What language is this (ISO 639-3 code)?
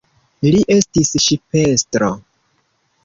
epo